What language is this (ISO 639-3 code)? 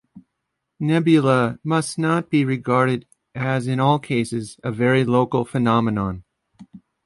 eng